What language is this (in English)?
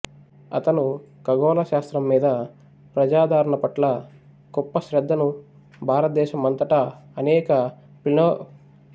Telugu